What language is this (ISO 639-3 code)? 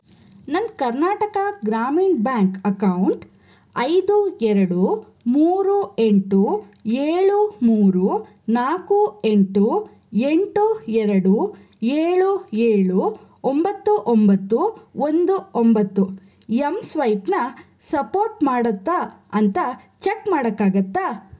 kan